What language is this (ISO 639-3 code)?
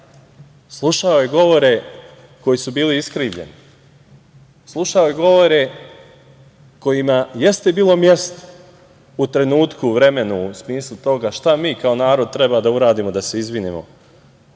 srp